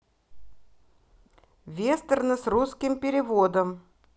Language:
Russian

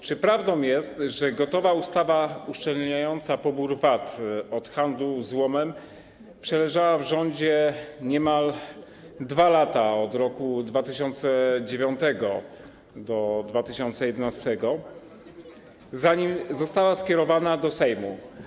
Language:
Polish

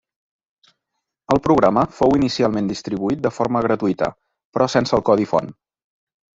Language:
Catalan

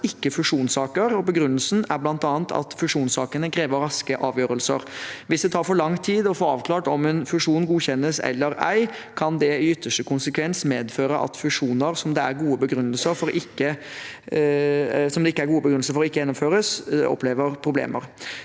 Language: Norwegian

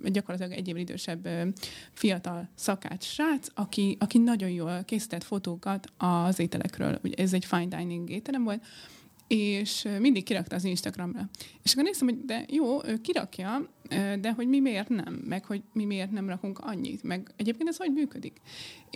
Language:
Hungarian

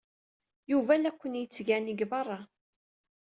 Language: Kabyle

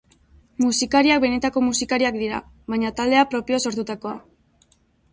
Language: Basque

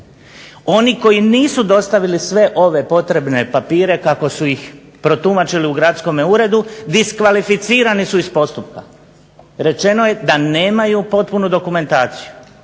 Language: Croatian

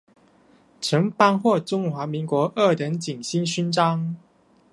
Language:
Chinese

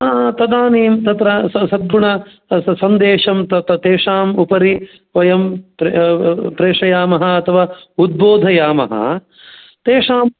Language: Sanskrit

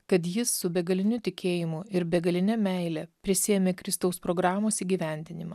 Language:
Lithuanian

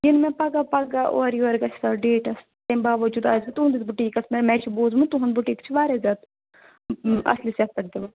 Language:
Kashmiri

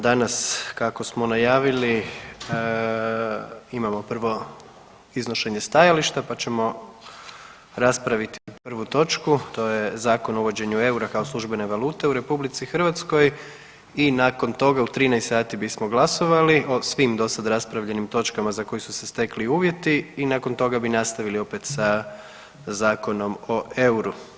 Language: Croatian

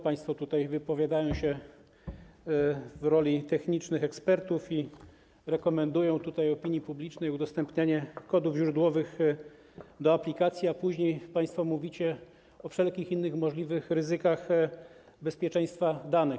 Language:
Polish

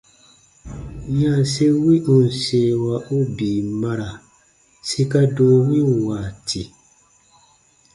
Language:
Baatonum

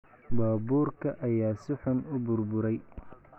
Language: Somali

